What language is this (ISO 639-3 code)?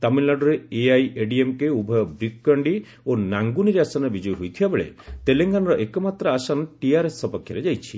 ori